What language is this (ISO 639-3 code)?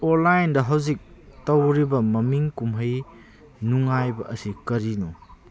mni